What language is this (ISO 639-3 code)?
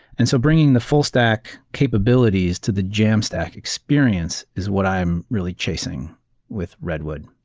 eng